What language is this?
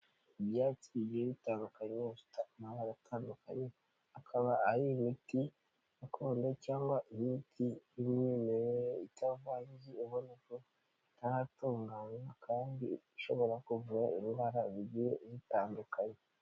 Kinyarwanda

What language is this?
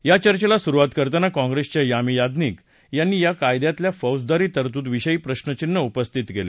Marathi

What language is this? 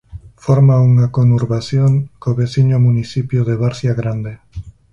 Galician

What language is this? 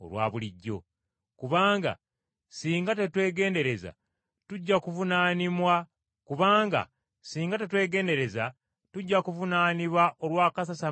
Ganda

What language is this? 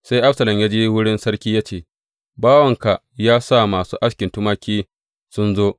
Hausa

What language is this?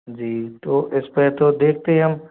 Hindi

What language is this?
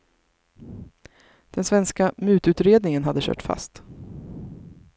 Swedish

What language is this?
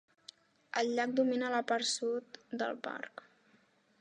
Catalan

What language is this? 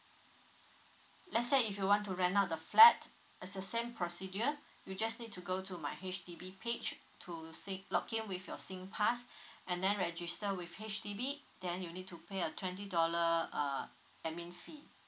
English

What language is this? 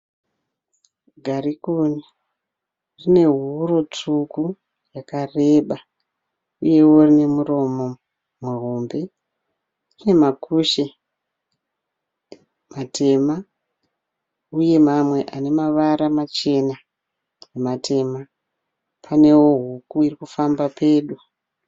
Shona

